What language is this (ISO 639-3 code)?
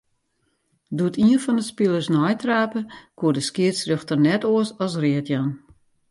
fry